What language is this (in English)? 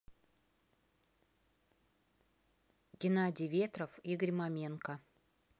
Russian